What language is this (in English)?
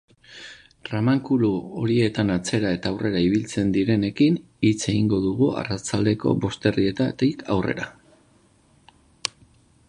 Basque